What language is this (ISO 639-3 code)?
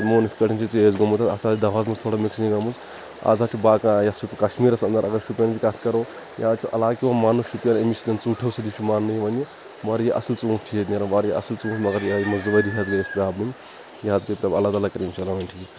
kas